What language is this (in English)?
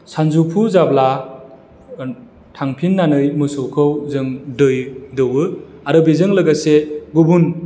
Bodo